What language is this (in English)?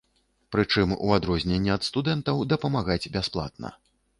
Belarusian